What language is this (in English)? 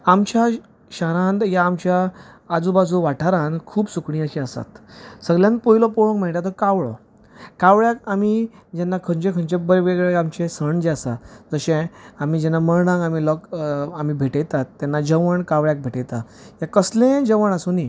Konkani